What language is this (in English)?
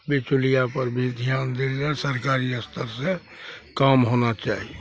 Maithili